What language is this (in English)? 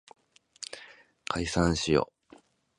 Japanese